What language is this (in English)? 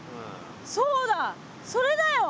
Japanese